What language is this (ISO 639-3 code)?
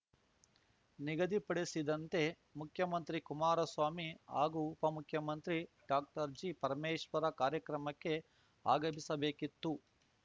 kan